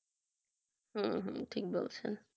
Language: Bangla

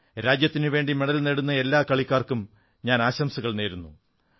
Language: Malayalam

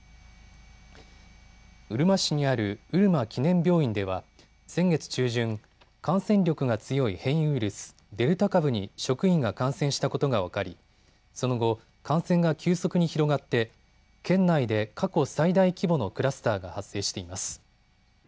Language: Japanese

